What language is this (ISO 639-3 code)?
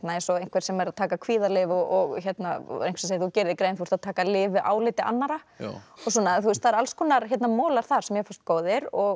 isl